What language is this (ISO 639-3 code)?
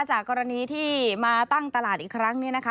tha